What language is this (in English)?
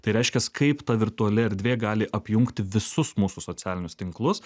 Lithuanian